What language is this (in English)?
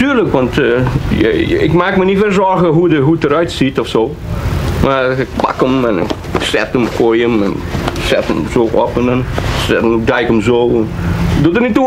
Dutch